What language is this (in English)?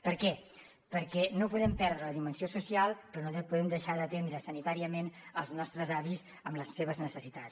Catalan